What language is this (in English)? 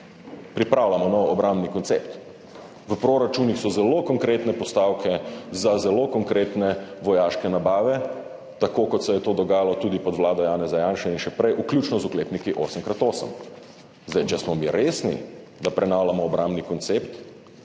Slovenian